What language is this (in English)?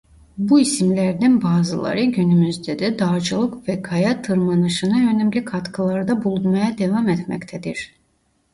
Turkish